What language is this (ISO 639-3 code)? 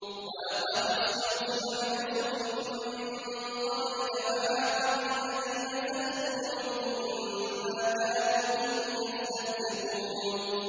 ara